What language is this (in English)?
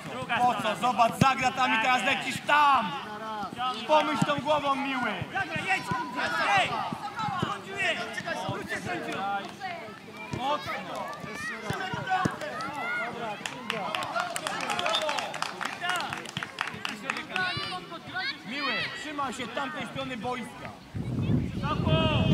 Polish